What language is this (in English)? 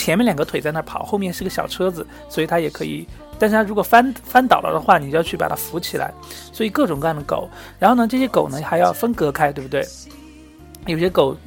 Chinese